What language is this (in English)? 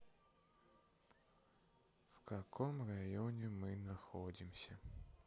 Russian